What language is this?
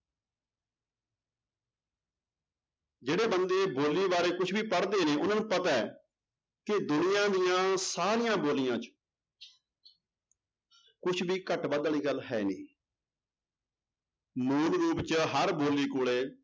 Punjabi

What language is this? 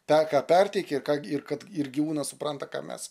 Lithuanian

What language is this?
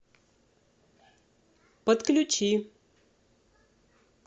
Russian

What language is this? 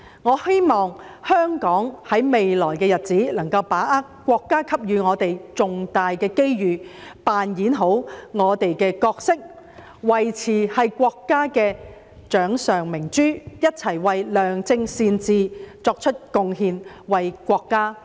Cantonese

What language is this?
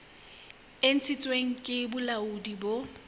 Southern Sotho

